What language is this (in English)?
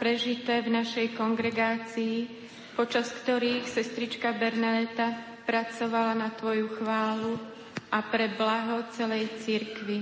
Slovak